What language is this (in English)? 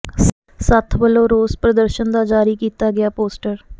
Punjabi